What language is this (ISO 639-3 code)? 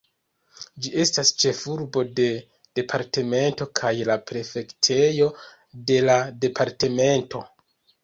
epo